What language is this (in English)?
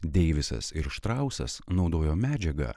Lithuanian